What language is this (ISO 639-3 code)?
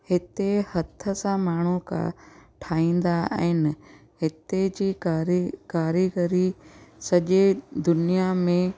snd